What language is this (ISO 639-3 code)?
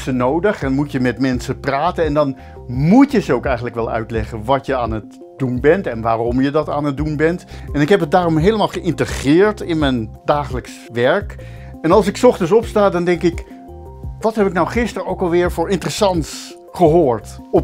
nld